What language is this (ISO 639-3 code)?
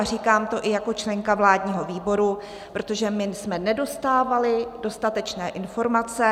ces